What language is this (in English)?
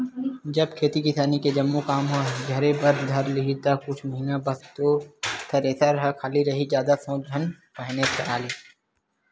Chhattisgarhi